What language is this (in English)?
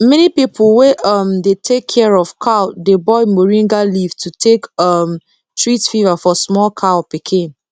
Nigerian Pidgin